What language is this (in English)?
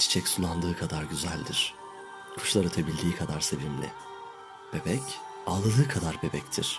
Turkish